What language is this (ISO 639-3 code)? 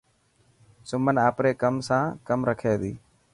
mki